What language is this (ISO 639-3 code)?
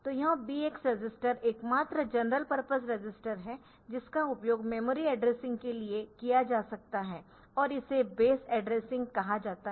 hin